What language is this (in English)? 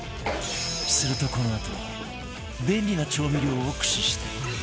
Japanese